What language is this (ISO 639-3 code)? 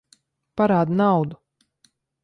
lav